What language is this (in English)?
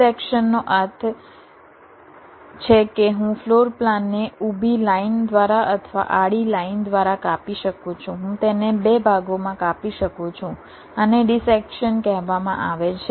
Gujarati